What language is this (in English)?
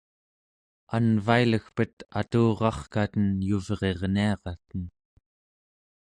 Central Yupik